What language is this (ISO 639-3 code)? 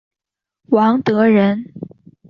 zho